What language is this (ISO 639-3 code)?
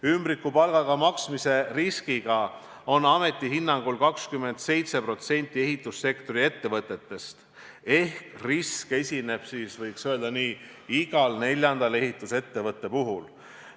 est